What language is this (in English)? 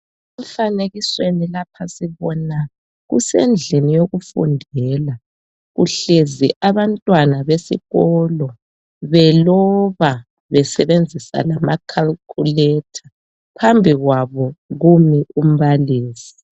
North Ndebele